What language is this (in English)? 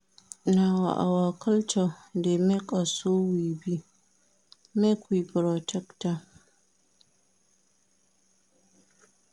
Nigerian Pidgin